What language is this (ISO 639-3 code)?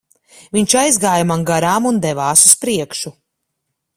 lav